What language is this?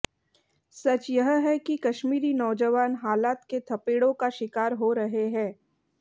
Hindi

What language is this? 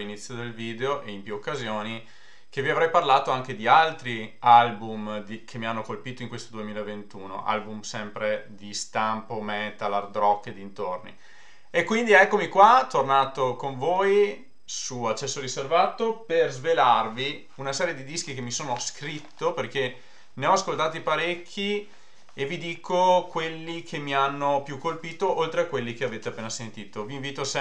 Italian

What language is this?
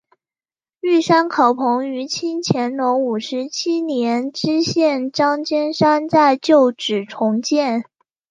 Chinese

